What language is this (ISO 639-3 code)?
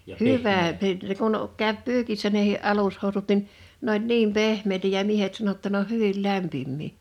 fin